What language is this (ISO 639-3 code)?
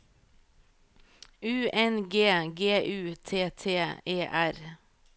nor